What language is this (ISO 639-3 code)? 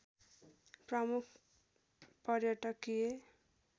nep